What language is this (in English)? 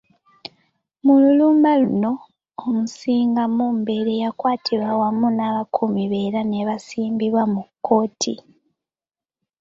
Ganda